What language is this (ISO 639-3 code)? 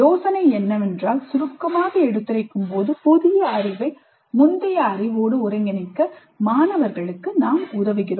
tam